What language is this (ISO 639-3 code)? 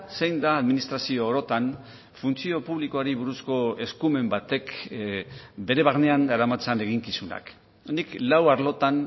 eus